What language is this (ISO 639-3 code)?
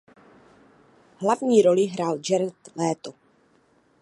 ces